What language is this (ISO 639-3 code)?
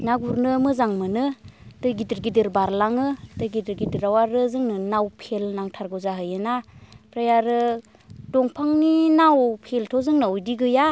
brx